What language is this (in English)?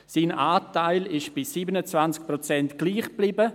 Swiss German